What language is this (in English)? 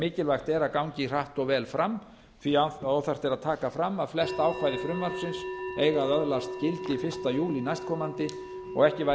Icelandic